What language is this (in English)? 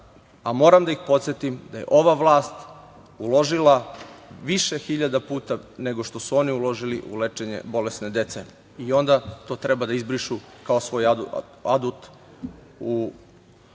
Serbian